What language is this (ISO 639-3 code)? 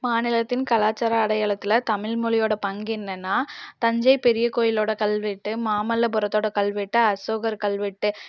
tam